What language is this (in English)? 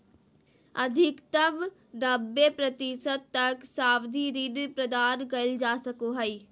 Magahi